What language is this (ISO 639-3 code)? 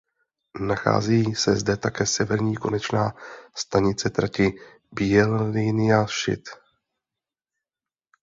ces